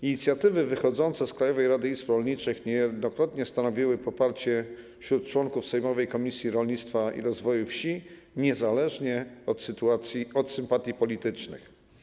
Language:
Polish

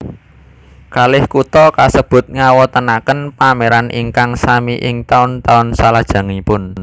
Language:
Javanese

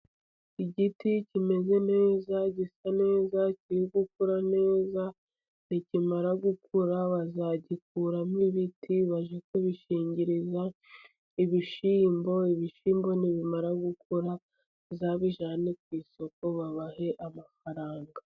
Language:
Kinyarwanda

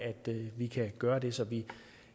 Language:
Danish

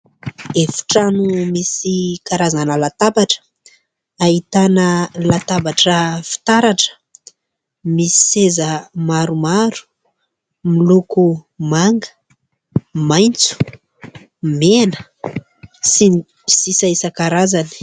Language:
Malagasy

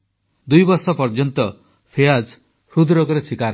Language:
Odia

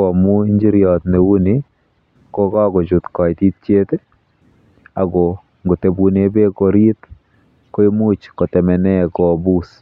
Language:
Kalenjin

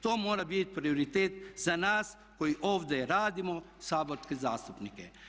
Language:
Croatian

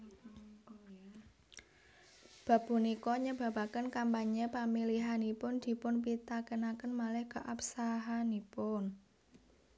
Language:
Javanese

